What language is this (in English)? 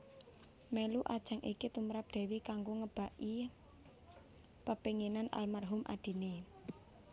Javanese